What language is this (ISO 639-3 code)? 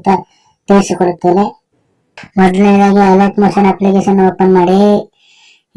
tur